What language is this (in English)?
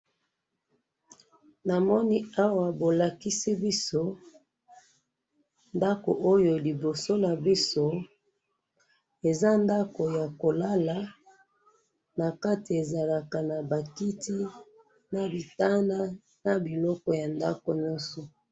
Lingala